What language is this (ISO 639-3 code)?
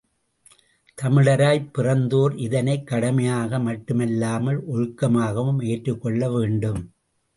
tam